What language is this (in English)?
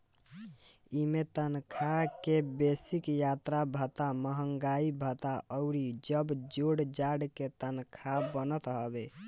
Bhojpuri